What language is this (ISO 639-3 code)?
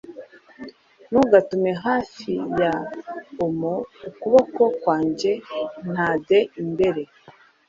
kin